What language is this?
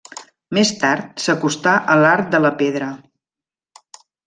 Catalan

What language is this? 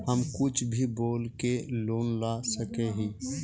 Magahi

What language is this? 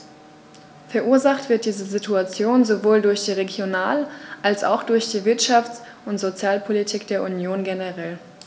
German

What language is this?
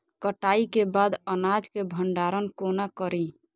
Maithili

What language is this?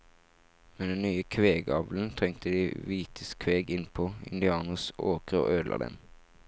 Norwegian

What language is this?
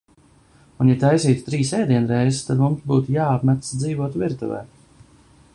Latvian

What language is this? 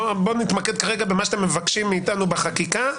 Hebrew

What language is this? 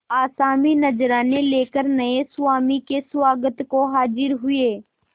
Hindi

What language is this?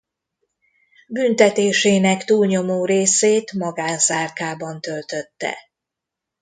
Hungarian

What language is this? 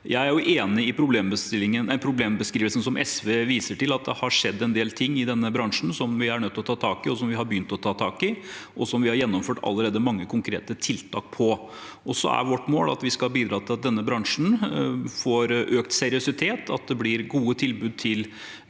Norwegian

